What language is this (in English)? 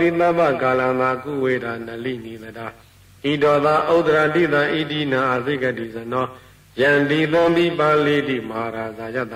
Arabic